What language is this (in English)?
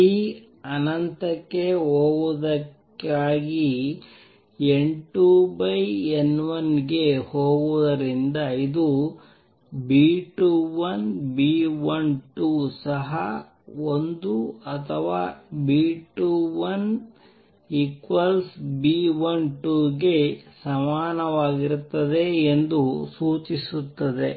Kannada